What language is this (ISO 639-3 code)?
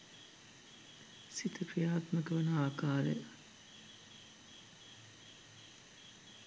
sin